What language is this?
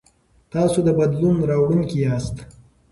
Pashto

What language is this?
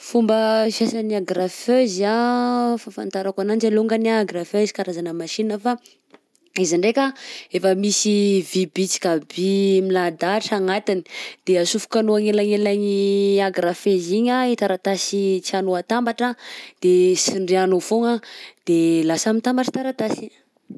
Southern Betsimisaraka Malagasy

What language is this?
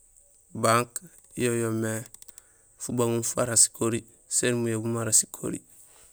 Gusilay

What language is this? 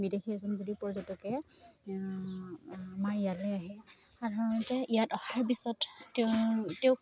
Assamese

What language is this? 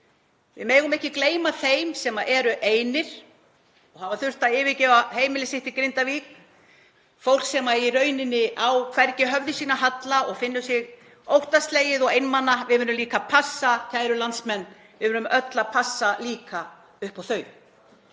Icelandic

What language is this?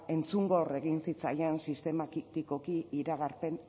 Basque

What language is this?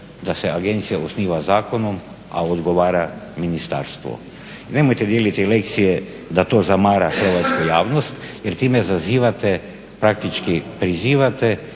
Croatian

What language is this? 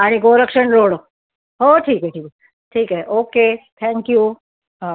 Marathi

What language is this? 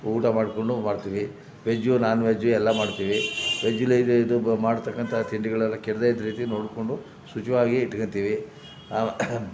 Kannada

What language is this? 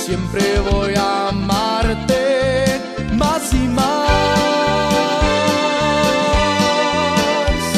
Spanish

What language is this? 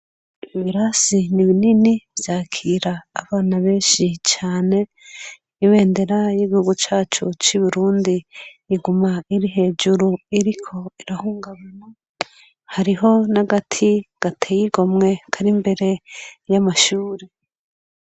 Rundi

